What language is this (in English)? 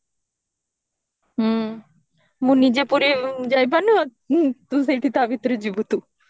Odia